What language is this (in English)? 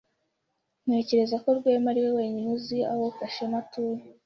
Kinyarwanda